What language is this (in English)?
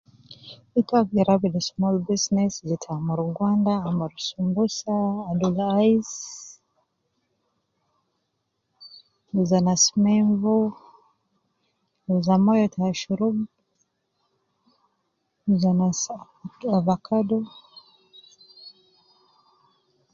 Nubi